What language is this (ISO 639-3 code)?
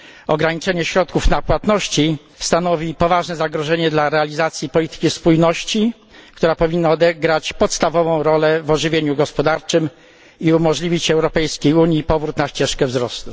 pol